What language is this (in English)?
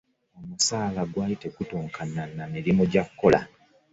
Ganda